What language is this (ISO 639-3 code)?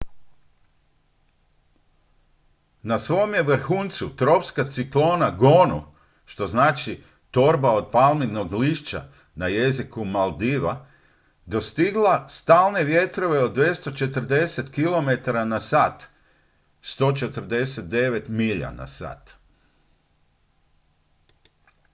hrv